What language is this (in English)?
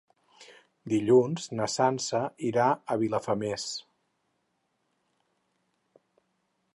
Catalan